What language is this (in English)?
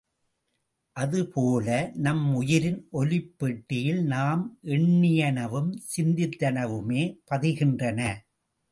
Tamil